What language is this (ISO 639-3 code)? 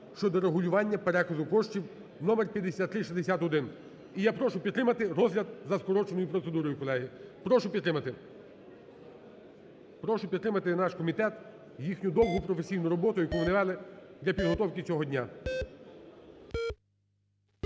ukr